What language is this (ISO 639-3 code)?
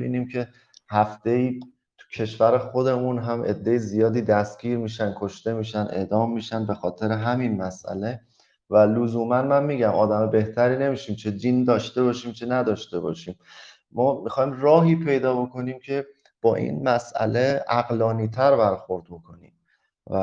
fas